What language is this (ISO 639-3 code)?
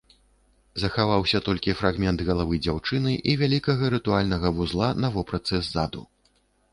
bel